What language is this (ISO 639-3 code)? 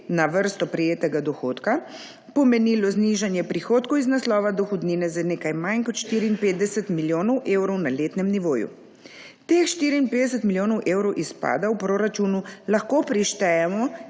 slv